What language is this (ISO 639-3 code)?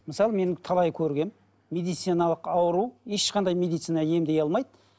kaz